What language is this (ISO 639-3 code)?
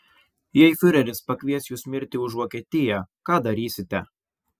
lit